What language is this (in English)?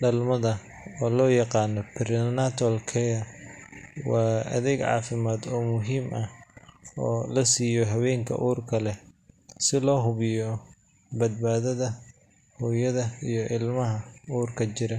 Somali